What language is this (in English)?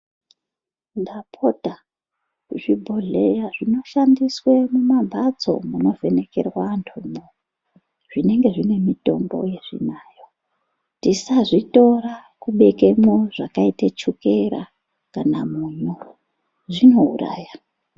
Ndau